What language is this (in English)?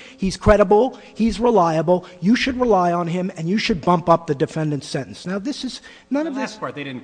English